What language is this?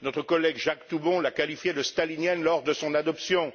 French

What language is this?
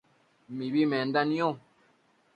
Matsés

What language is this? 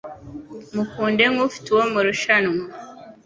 Kinyarwanda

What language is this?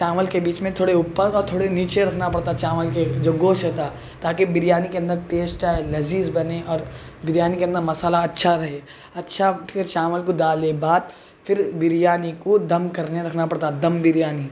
Urdu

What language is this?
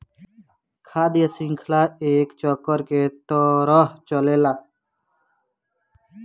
Bhojpuri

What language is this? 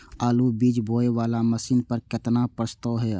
Maithili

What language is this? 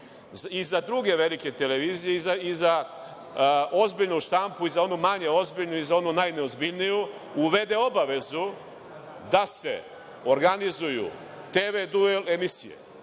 Serbian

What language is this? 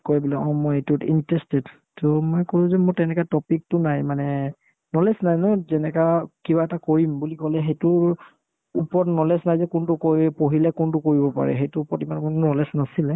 Assamese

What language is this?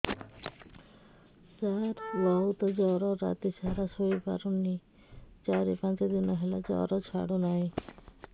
Odia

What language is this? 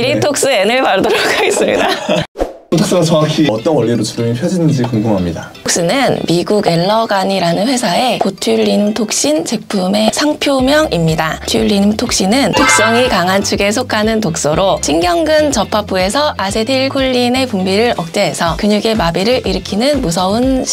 Korean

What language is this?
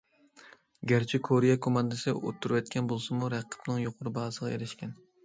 Uyghur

